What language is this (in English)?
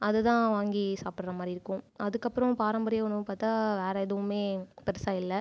Tamil